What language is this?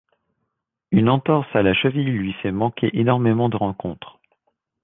French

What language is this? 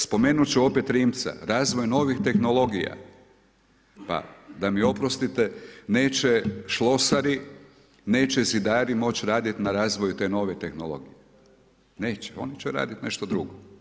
Croatian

